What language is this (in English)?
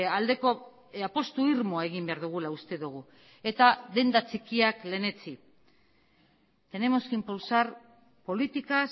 Basque